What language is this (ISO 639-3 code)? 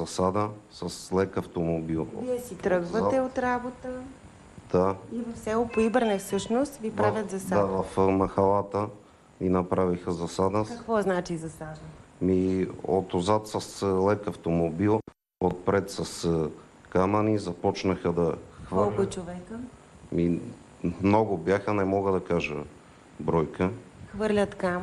bul